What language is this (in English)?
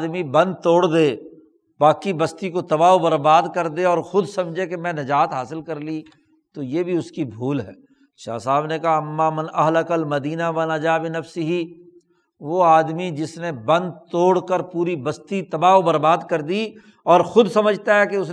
Urdu